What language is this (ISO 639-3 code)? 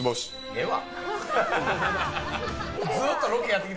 jpn